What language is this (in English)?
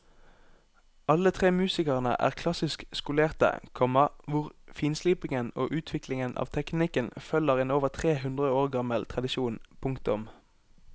Norwegian